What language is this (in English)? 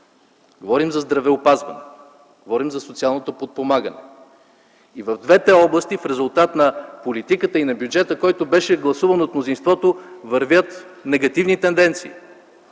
Bulgarian